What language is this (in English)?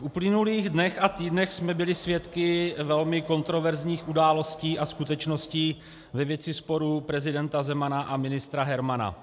Czech